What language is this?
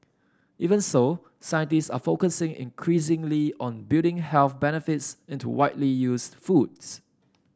English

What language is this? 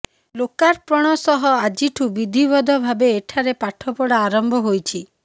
Odia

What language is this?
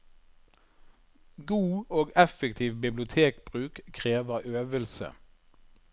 Norwegian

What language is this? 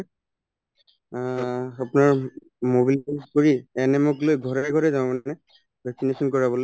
Assamese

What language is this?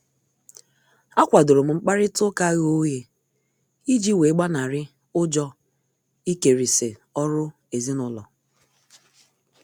Igbo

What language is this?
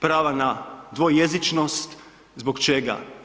Croatian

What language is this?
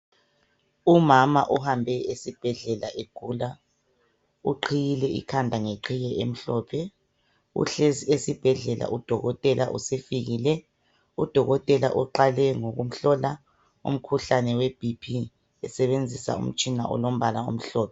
North Ndebele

